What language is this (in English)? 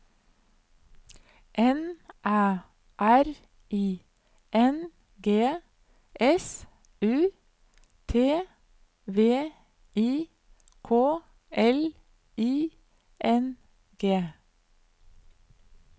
Norwegian